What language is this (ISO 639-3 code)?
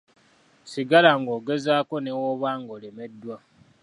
lug